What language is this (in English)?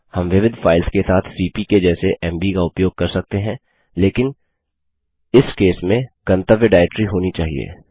Hindi